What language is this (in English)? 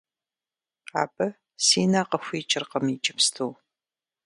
Kabardian